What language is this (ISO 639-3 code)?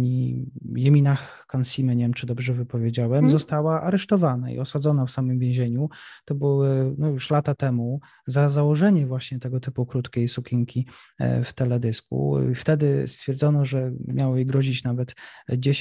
pol